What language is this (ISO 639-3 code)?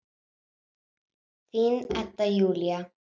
isl